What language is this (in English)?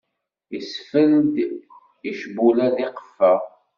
Kabyle